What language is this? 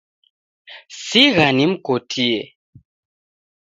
Taita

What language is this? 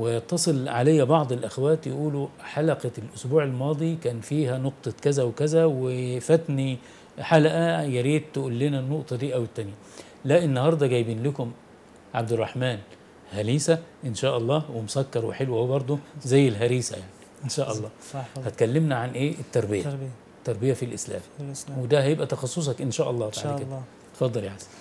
Arabic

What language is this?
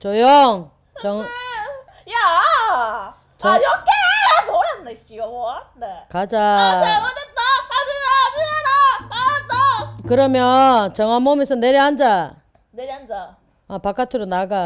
Korean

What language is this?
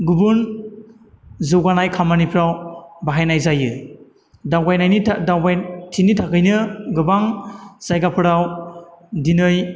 Bodo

